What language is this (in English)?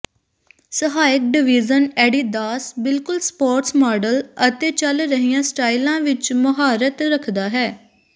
Punjabi